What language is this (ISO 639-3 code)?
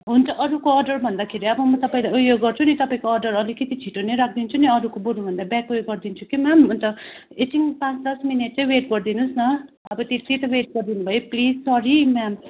nep